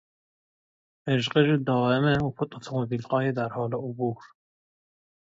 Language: Persian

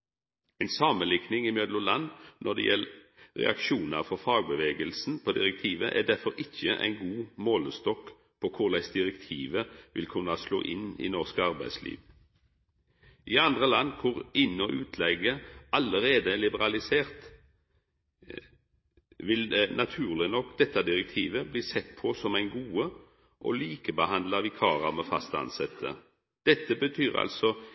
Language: Norwegian Nynorsk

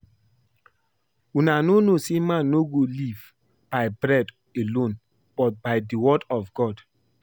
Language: Nigerian Pidgin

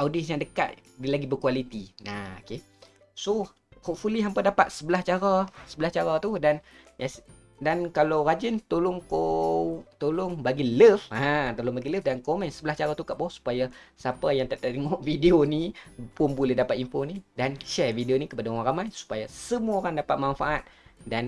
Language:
Malay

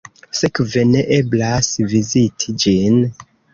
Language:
Esperanto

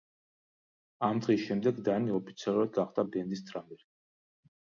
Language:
Georgian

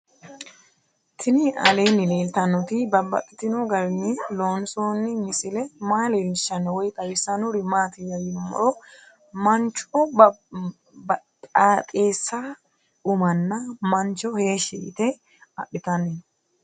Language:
Sidamo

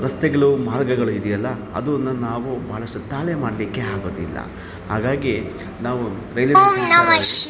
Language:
Kannada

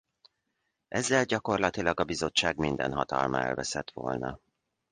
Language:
Hungarian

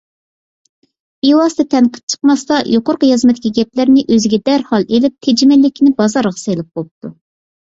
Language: Uyghur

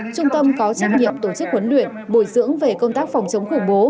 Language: Vietnamese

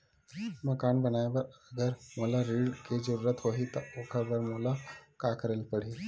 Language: Chhattisgarhi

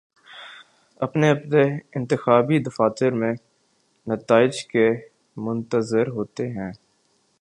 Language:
Urdu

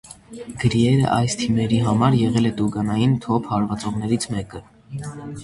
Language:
Armenian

